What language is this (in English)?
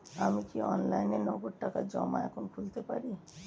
Bangla